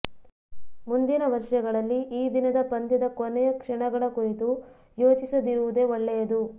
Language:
Kannada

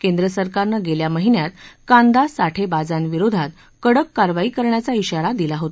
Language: Marathi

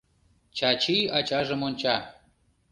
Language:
Mari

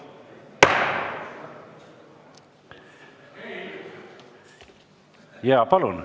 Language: Estonian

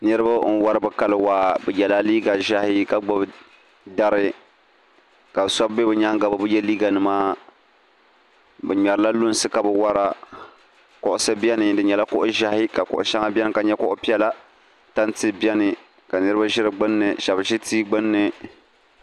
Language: Dagbani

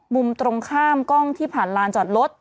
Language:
Thai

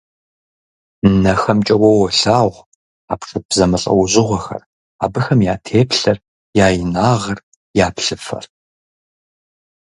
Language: Kabardian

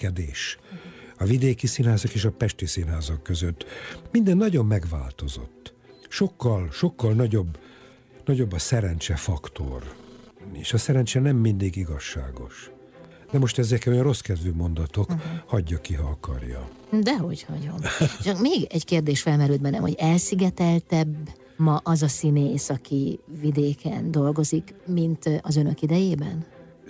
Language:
Hungarian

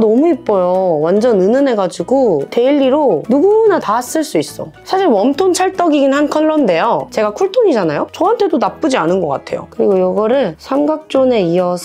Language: Korean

